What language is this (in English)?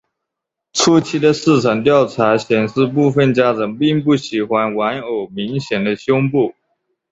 Chinese